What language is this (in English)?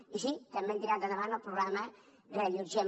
Catalan